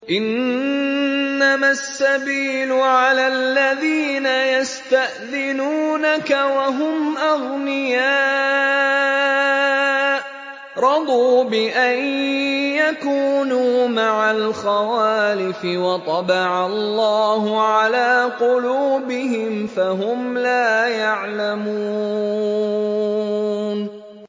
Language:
Arabic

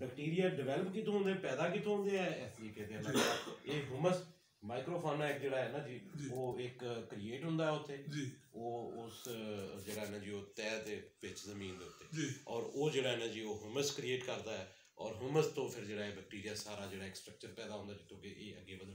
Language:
Romanian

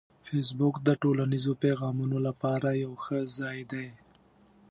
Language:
Pashto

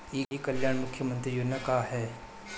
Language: Bhojpuri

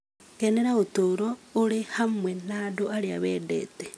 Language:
Kikuyu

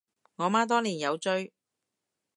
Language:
Cantonese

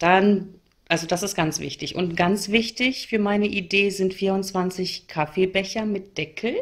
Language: German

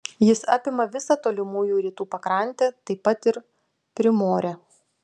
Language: Lithuanian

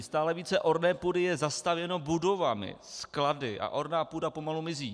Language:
Czech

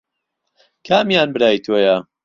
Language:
Central Kurdish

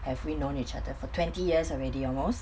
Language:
English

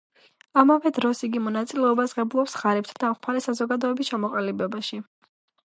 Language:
Georgian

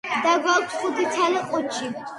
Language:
Georgian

